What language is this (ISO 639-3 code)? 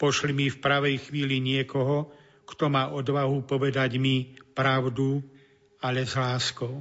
slk